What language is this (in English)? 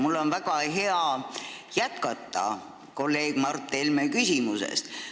Estonian